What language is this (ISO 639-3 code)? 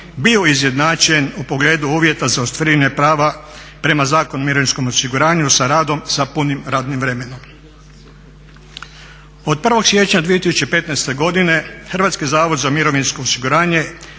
hrv